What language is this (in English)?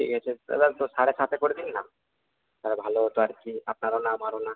Bangla